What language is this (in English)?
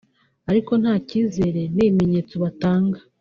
Kinyarwanda